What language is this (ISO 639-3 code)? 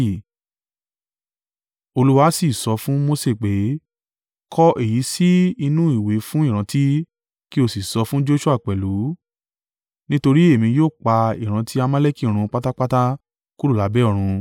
yor